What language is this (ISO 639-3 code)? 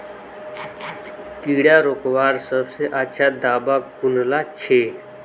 mag